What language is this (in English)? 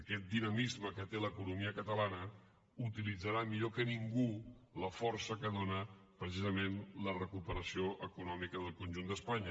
Catalan